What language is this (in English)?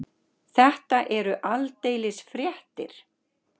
Icelandic